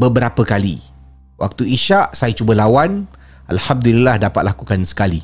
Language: Malay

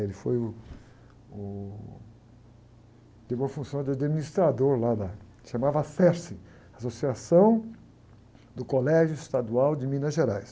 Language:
Portuguese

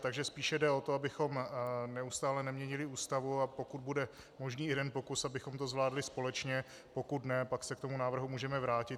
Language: Czech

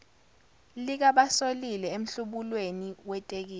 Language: Zulu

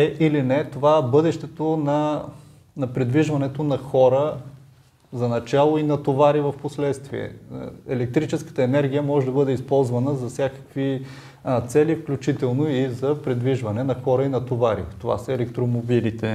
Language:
Bulgarian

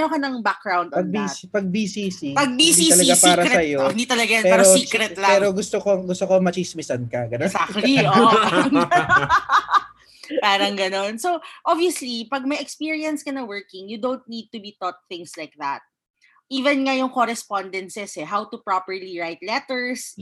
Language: Filipino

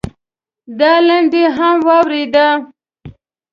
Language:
Pashto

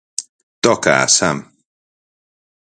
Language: Galician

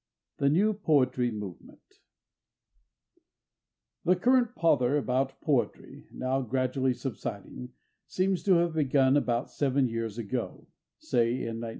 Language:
English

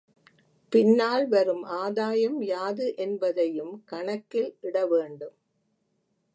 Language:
Tamil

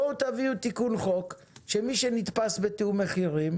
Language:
Hebrew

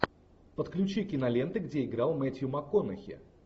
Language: Russian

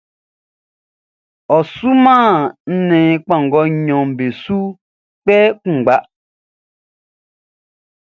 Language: Baoulé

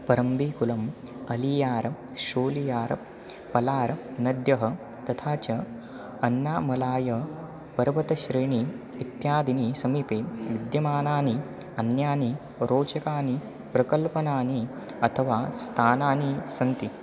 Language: Sanskrit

